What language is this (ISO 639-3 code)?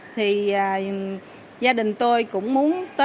vie